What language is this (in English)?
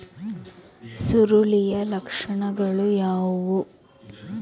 Kannada